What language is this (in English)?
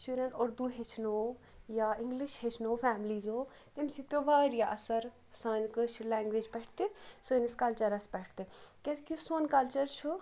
Kashmiri